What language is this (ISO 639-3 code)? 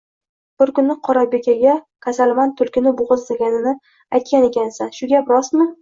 uzb